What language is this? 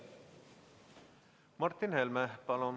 Estonian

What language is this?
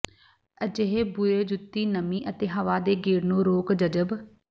Punjabi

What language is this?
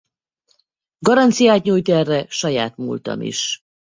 Hungarian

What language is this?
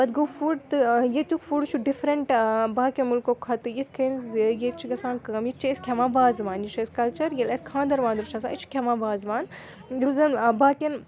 Kashmiri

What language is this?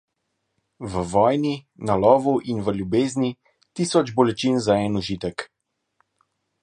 Slovenian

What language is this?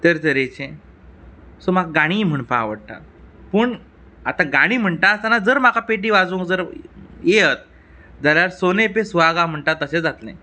Konkani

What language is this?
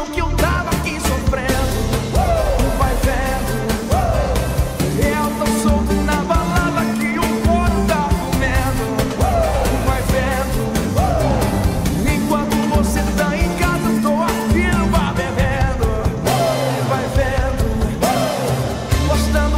Czech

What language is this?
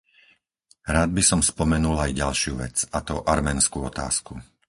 Slovak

